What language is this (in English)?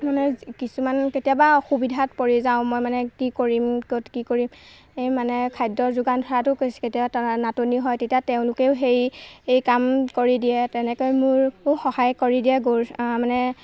Assamese